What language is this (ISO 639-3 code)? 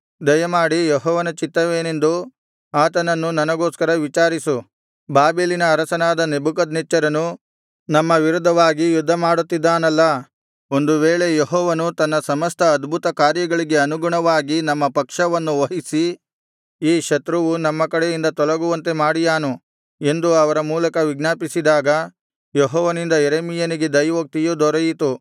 kan